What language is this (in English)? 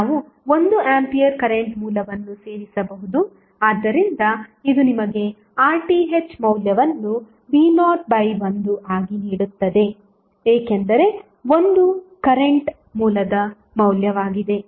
Kannada